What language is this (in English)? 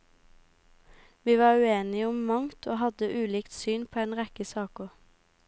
Norwegian